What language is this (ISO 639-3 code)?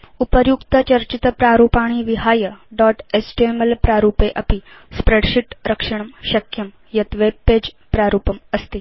san